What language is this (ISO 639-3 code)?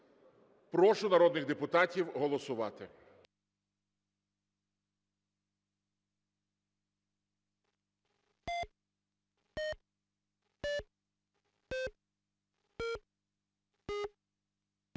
ukr